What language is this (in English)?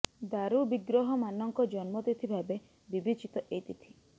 Odia